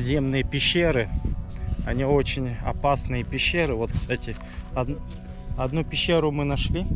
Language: Russian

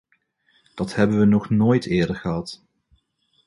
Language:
Dutch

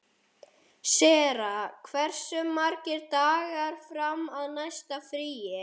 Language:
Icelandic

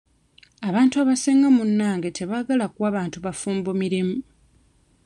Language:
Ganda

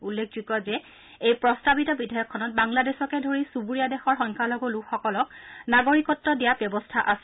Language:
Assamese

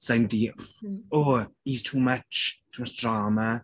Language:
Welsh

